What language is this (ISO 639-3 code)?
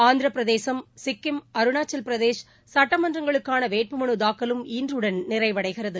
tam